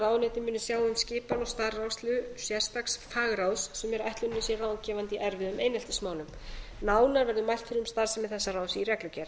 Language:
Icelandic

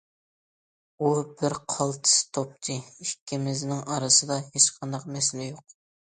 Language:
Uyghur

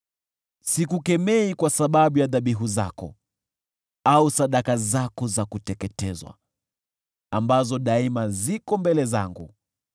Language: Swahili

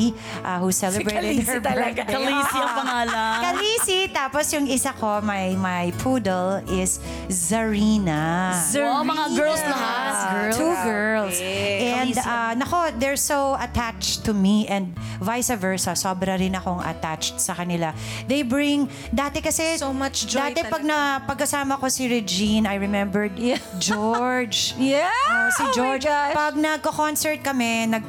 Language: Filipino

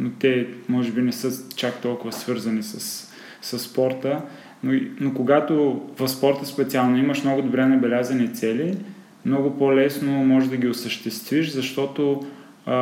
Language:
Bulgarian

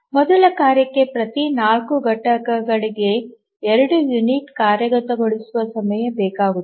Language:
Kannada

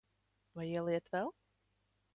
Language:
Latvian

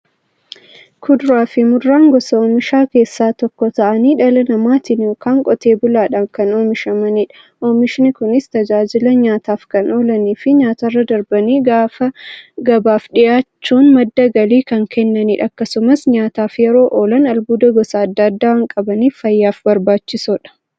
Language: Oromo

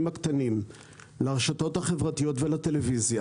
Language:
Hebrew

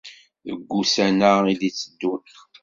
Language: Kabyle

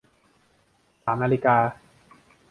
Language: Thai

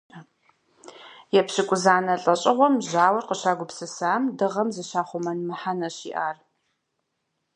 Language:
Kabardian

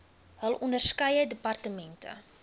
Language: Afrikaans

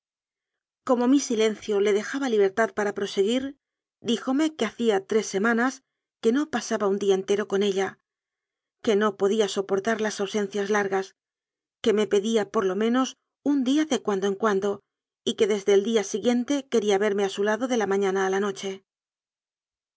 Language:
Spanish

